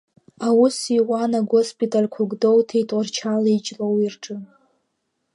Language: Abkhazian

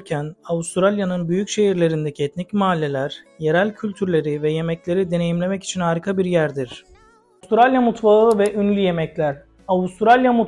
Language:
Turkish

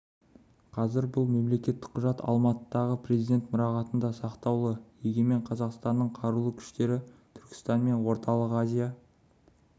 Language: Kazakh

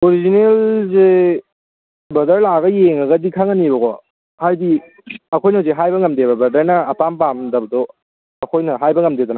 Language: Manipuri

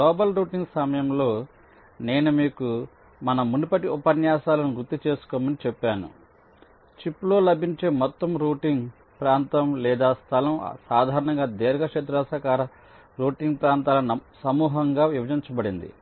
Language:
Telugu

